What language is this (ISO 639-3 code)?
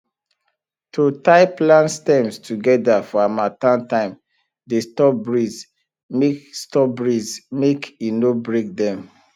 pcm